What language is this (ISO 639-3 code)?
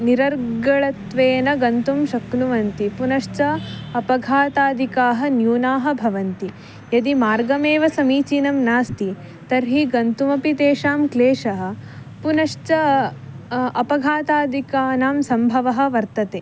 san